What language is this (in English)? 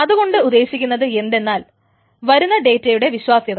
Malayalam